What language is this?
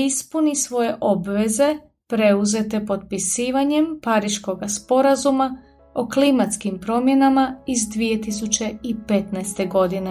Croatian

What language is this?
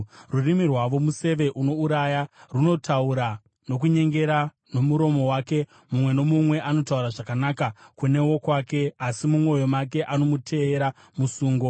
Shona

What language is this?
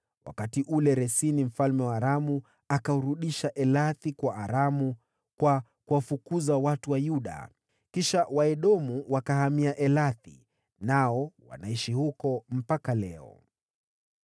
Swahili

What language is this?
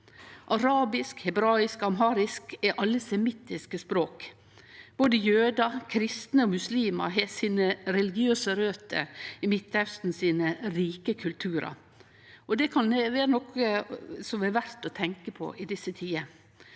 Norwegian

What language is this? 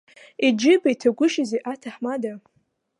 Abkhazian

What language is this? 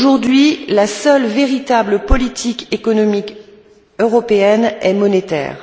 French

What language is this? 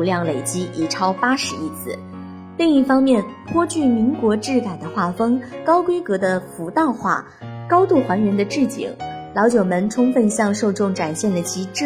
Chinese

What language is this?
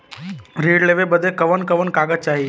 Bhojpuri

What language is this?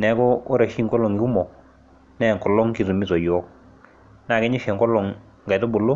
Masai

